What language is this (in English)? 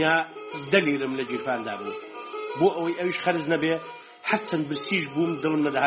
Persian